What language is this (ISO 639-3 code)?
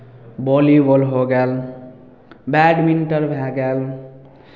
mai